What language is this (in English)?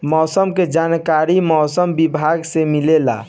Bhojpuri